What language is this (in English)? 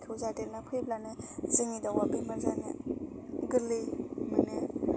Bodo